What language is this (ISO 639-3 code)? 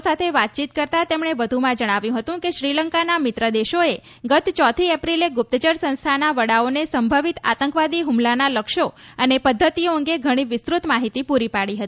guj